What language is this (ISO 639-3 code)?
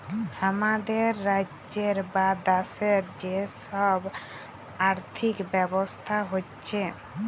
ben